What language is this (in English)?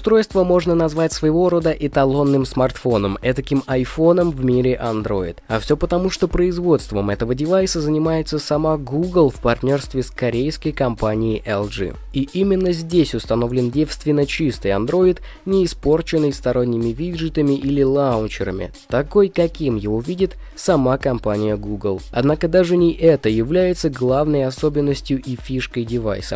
Russian